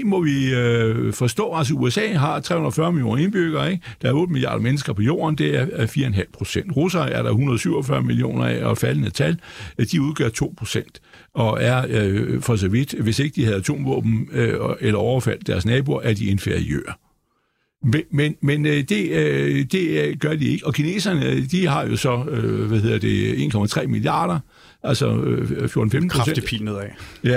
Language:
Danish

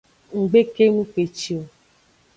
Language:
Aja (Benin)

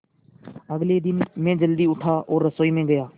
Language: Hindi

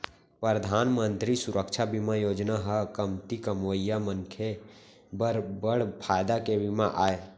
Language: Chhattisgarhi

